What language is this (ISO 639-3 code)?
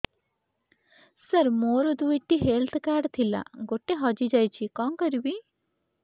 ori